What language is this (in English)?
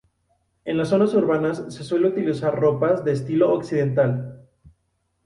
Spanish